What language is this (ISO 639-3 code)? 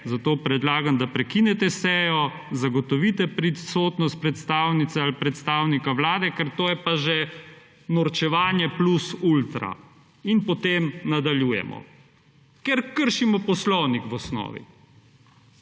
slv